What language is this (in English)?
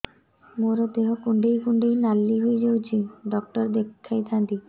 Odia